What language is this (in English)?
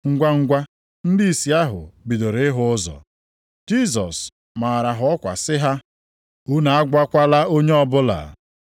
Igbo